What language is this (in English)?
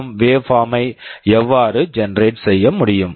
Tamil